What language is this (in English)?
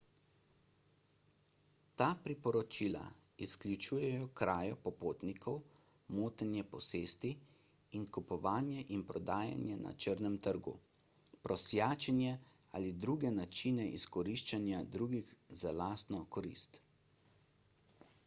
Slovenian